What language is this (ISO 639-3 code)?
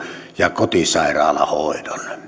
fin